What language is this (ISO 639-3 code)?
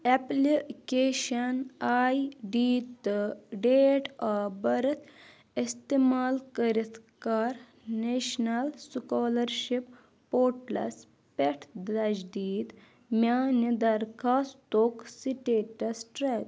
kas